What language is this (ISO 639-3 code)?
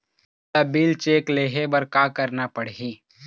hne